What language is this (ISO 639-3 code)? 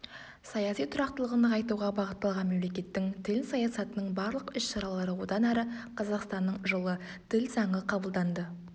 kaz